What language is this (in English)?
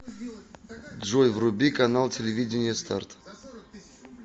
Russian